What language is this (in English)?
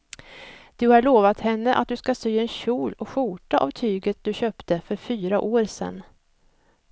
Swedish